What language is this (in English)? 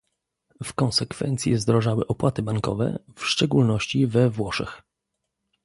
Polish